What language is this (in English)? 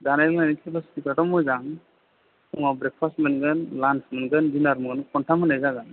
Bodo